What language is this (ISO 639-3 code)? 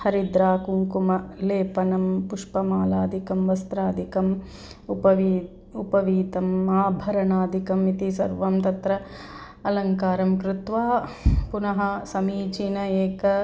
san